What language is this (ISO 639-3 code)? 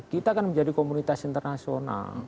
ind